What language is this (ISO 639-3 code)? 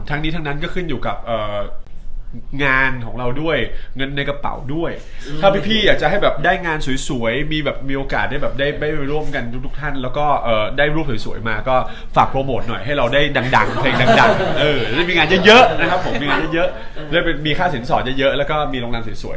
tha